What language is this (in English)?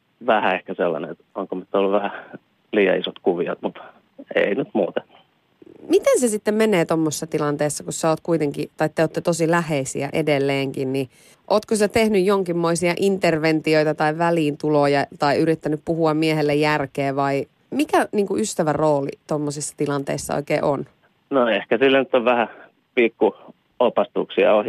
Finnish